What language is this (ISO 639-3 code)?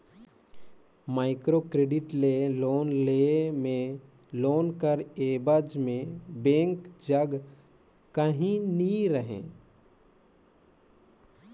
hne